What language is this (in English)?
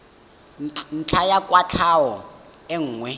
Tswana